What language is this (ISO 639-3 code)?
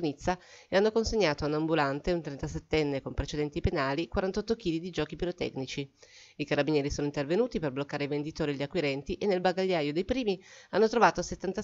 ita